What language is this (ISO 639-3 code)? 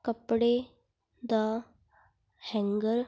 pan